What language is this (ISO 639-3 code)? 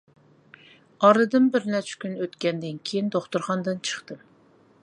uig